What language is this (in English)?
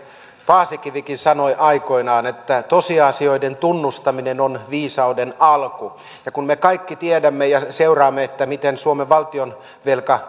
Finnish